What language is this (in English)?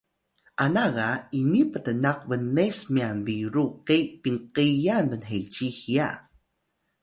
Atayal